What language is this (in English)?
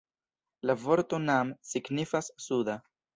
Esperanto